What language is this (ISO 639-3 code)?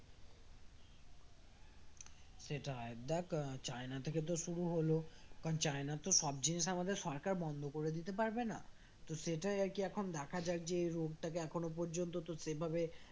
ben